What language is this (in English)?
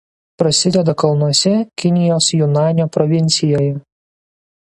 Lithuanian